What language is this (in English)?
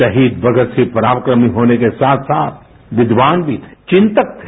Hindi